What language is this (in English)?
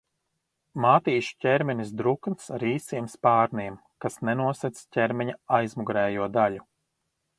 Latvian